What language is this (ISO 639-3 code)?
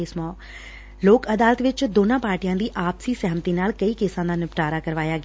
pan